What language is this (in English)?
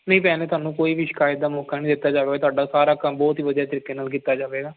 Punjabi